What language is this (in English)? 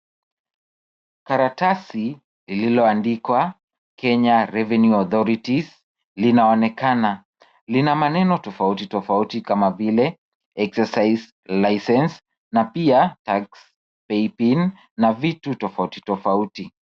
Swahili